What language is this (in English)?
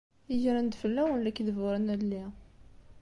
Kabyle